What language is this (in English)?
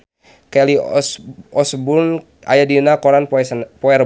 Sundanese